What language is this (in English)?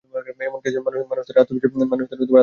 Bangla